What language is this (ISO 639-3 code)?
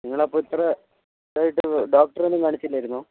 mal